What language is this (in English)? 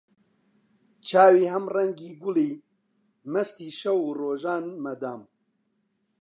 Central Kurdish